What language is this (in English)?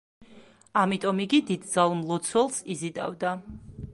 Georgian